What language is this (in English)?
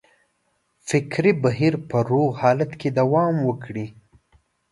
Pashto